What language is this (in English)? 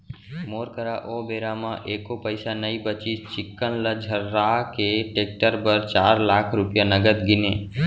Chhattisgarhi